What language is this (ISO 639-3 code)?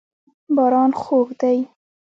pus